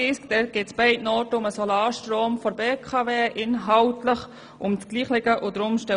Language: Swiss German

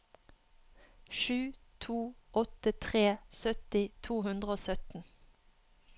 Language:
Norwegian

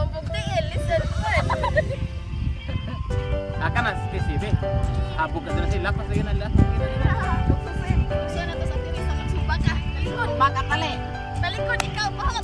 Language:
Indonesian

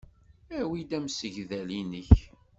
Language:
Kabyle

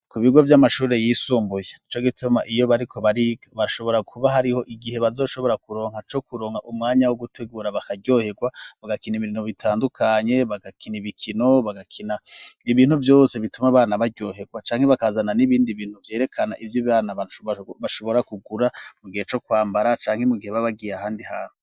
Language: Rundi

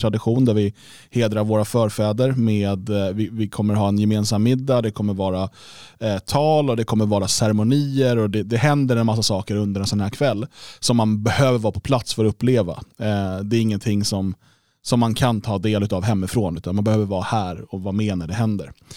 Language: Swedish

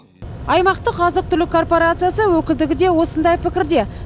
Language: Kazakh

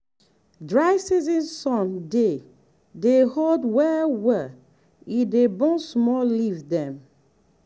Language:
Nigerian Pidgin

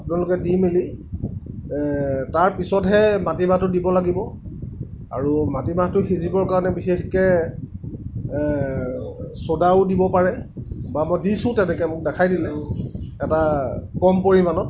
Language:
Assamese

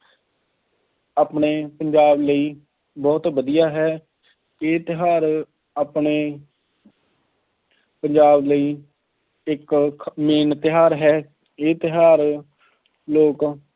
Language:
Punjabi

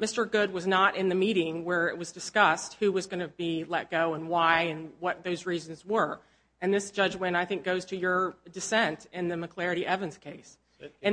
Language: English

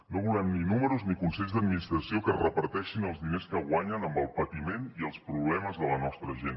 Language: Catalan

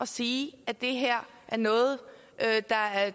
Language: Danish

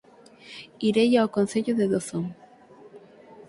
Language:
Galician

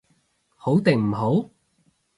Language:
Cantonese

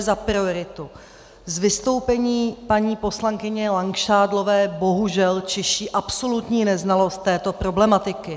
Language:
Czech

